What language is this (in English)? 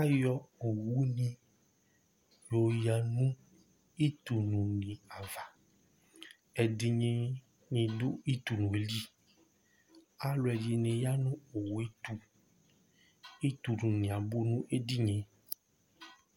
Ikposo